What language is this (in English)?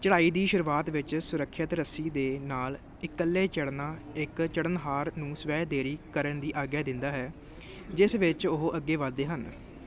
Punjabi